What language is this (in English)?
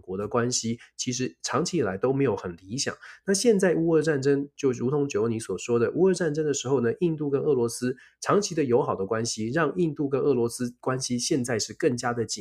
Chinese